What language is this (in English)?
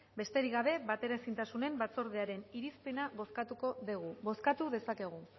Basque